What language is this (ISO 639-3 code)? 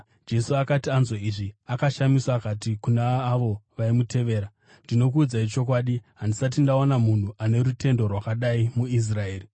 sna